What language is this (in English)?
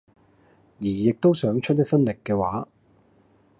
Cantonese